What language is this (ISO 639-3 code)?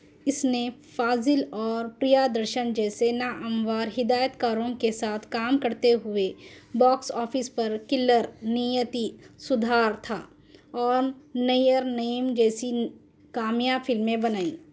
urd